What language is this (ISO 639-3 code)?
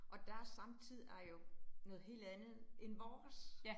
dan